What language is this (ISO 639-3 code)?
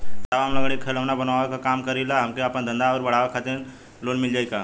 bho